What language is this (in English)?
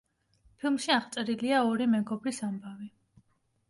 Georgian